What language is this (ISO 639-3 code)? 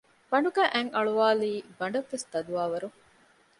div